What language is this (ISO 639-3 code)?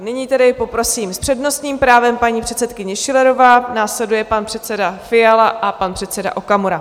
ces